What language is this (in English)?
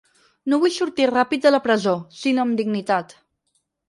Catalan